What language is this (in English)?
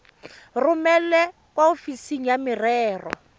Tswana